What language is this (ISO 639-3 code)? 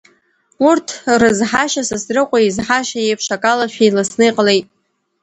abk